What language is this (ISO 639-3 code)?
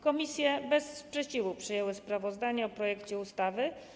pol